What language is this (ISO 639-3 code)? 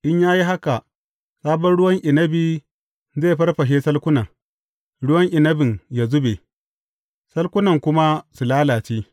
hau